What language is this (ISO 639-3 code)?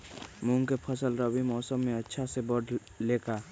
mag